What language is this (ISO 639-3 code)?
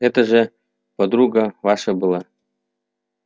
rus